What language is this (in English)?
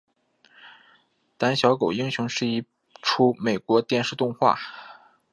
Chinese